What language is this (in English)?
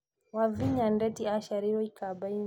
Kikuyu